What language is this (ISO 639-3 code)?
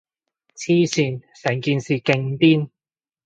yue